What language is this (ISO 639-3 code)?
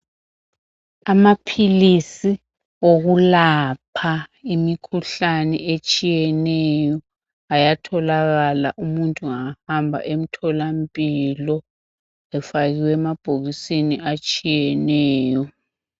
nde